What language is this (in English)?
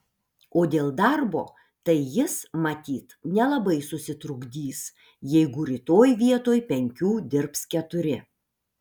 Lithuanian